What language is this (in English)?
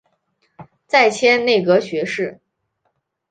Chinese